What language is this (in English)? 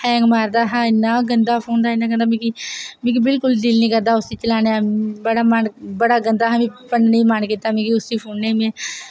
Dogri